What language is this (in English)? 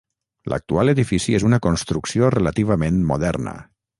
Catalan